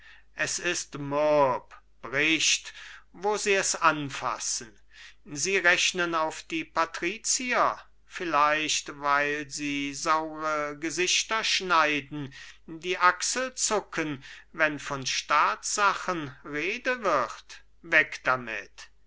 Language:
German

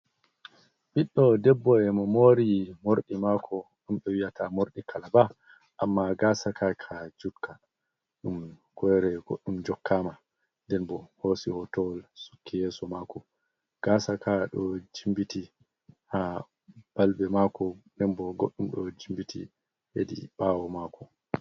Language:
Fula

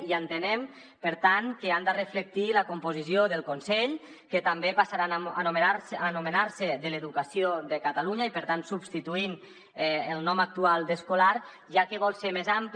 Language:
Catalan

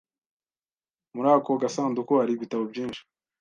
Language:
Kinyarwanda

